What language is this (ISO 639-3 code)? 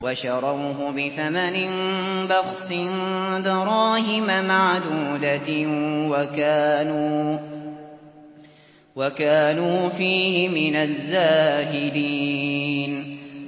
ara